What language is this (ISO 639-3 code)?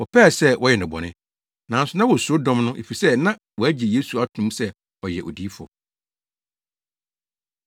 aka